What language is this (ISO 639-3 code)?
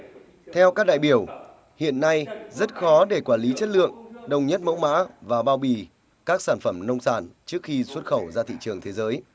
vie